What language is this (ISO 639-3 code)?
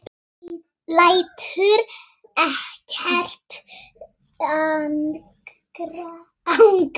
isl